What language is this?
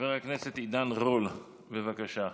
Hebrew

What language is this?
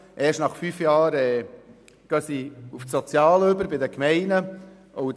Swiss German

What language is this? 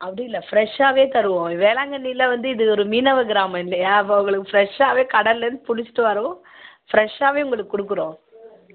Tamil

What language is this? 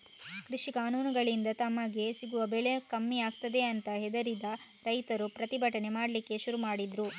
Kannada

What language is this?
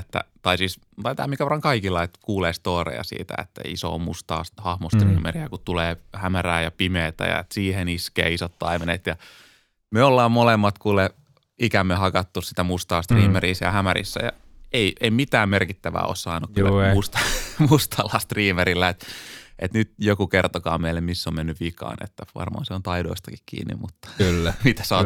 Finnish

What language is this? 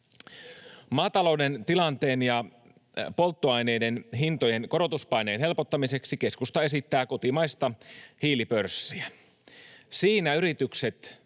Finnish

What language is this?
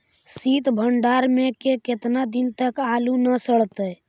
Magahi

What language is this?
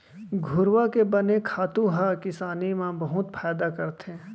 Chhattisgarhi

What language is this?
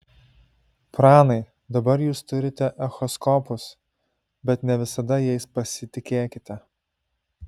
Lithuanian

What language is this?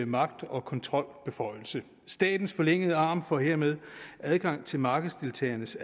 Danish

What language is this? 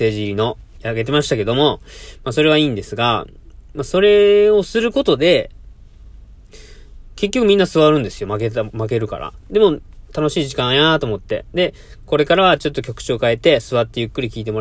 Japanese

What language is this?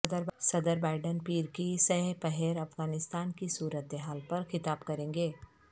Urdu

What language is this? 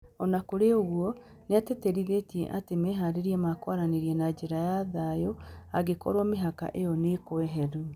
Kikuyu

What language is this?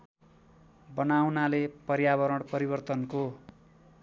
Nepali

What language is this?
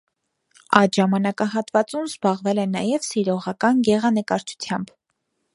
Armenian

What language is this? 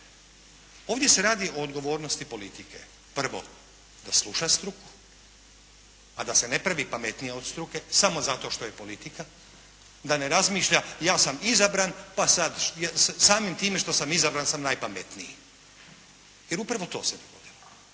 Croatian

